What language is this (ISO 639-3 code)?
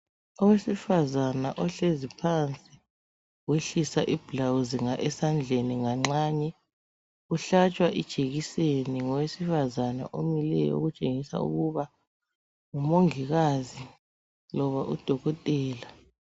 nde